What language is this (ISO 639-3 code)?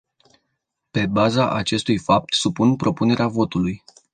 ron